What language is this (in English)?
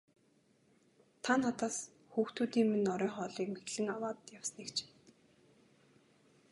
Mongolian